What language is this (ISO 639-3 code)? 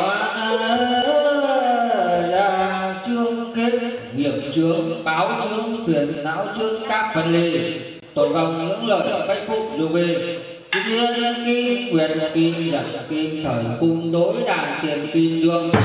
vie